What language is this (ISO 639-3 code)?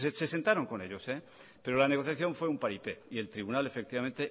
spa